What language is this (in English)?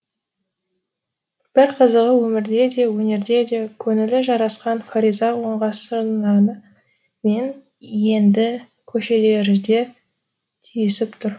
Kazakh